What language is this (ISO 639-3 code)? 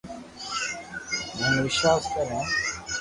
lrk